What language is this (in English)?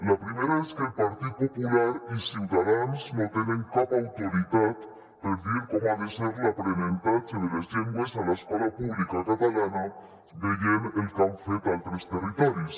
Catalan